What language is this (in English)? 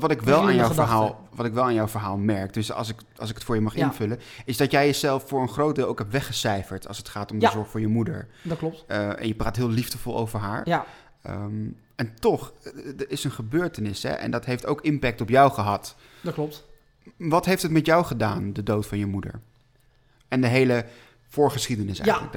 Dutch